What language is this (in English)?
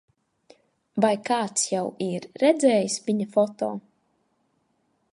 Latvian